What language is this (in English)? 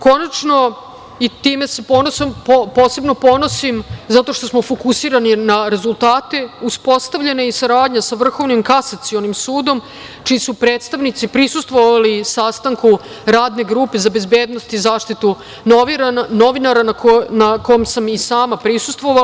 Serbian